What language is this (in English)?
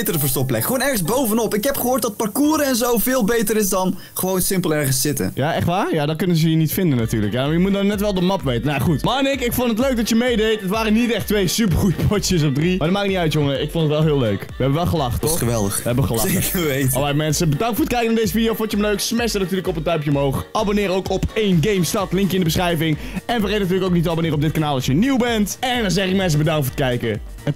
Dutch